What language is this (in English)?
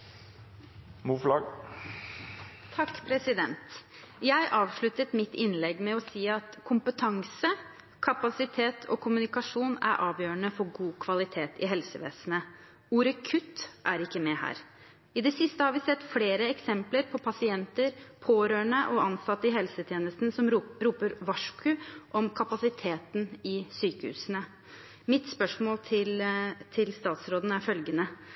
Norwegian